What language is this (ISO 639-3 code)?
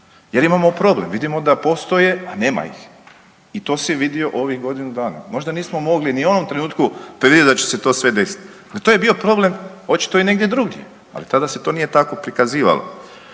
hrv